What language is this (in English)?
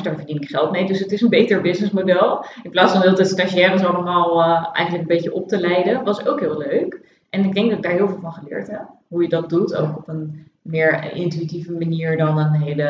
Dutch